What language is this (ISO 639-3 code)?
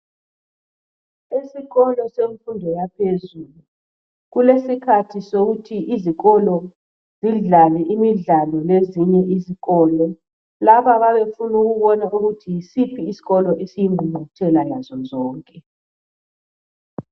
nde